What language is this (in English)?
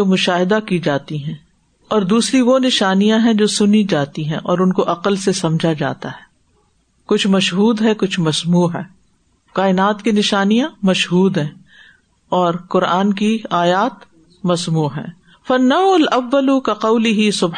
Urdu